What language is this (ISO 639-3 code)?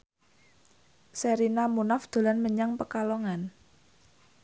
jav